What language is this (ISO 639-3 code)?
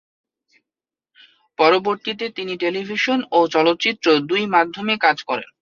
ben